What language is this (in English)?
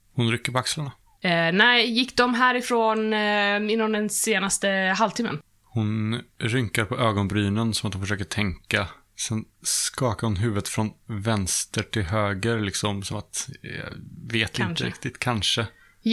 Swedish